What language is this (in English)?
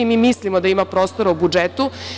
Serbian